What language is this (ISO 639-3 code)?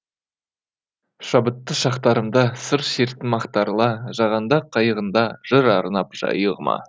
kaz